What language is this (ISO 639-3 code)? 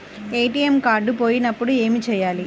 tel